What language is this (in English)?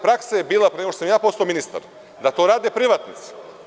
Serbian